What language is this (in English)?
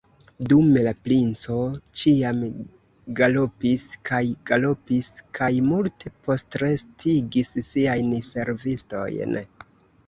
Esperanto